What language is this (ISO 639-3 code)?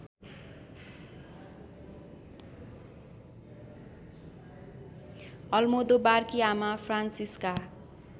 nep